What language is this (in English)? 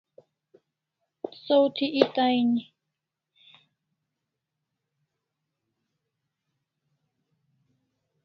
Kalasha